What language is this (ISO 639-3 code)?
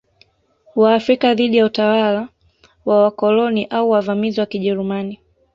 swa